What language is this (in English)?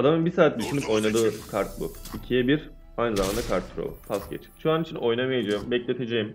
Turkish